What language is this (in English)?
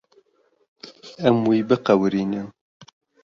Kurdish